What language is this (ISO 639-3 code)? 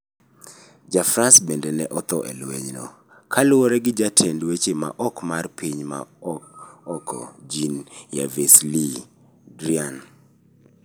luo